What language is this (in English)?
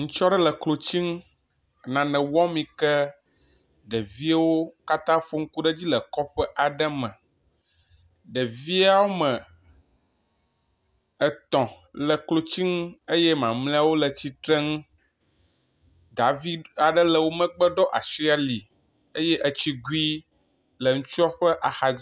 Ewe